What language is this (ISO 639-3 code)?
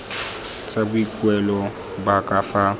tsn